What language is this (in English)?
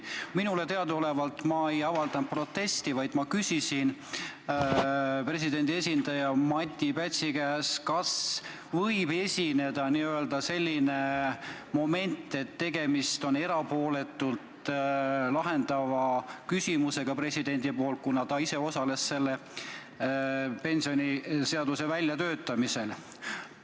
Estonian